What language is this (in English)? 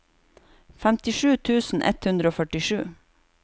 Norwegian